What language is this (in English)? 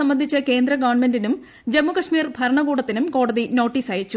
Malayalam